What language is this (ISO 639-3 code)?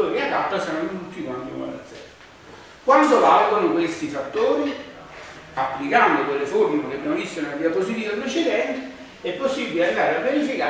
ita